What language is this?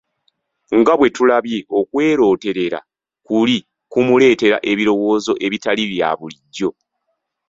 Ganda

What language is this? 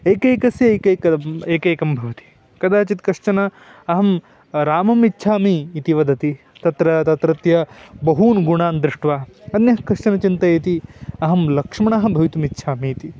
Sanskrit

